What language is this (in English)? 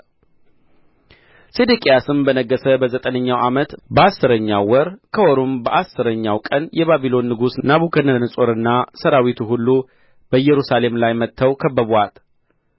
Amharic